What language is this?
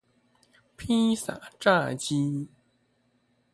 Chinese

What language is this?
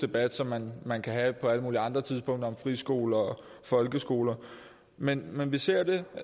Danish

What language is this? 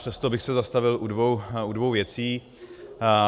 Czech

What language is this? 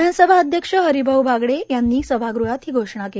Marathi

